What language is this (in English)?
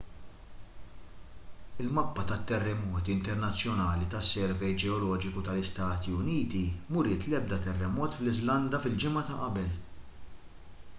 Maltese